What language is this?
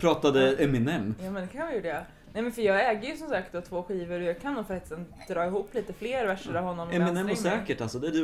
Swedish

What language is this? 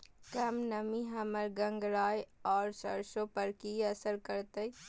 Maithili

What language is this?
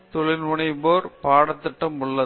Tamil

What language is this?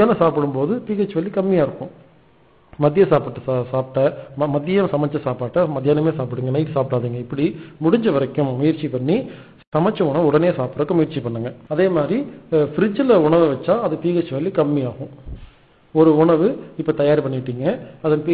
English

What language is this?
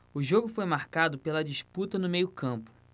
Portuguese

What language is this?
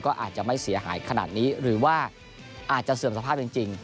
Thai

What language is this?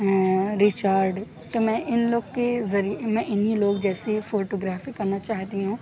Urdu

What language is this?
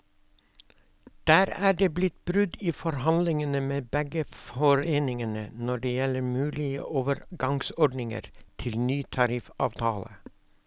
Norwegian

